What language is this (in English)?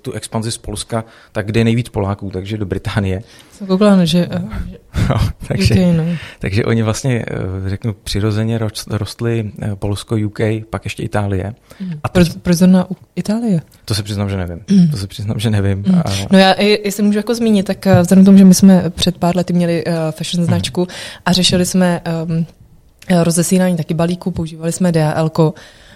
Czech